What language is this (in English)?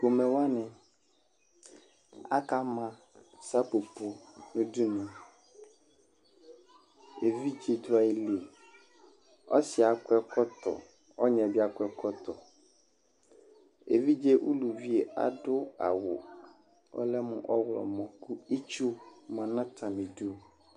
Ikposo